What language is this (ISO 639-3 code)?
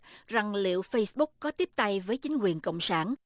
vie